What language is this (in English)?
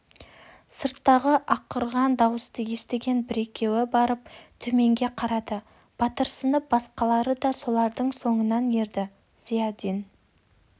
Kazakh